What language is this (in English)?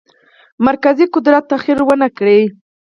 Pashto